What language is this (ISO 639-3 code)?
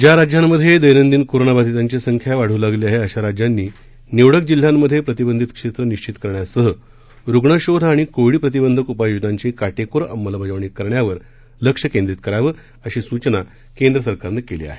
mar